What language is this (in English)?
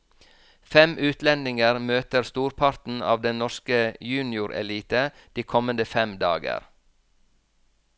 Norwegian